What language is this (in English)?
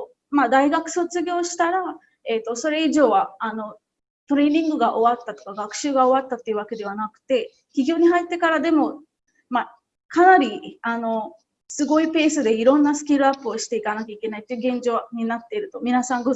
Japanese